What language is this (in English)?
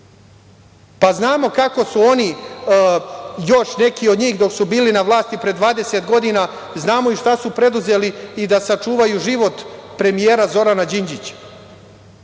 Serbian